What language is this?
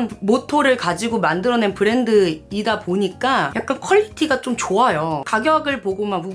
Korean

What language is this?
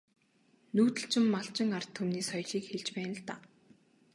Mongolian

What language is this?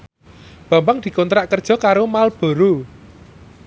Javanese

